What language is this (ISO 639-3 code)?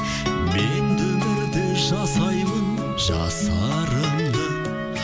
kaz